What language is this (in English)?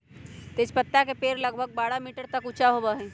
Magahi